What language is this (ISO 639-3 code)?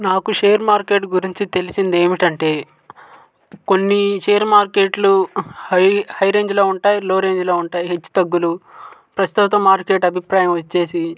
tel